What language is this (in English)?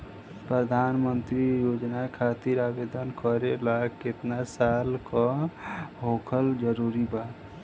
Bhojpuri